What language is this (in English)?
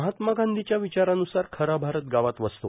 Marathi